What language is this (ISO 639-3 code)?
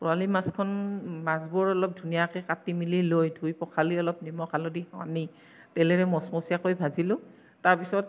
asm